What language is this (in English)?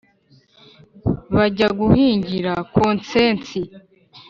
Kinyarwanda